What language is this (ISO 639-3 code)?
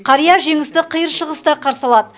kaz